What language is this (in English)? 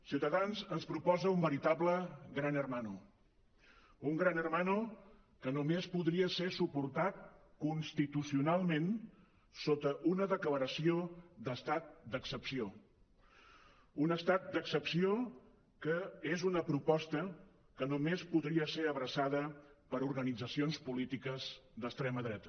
Catalan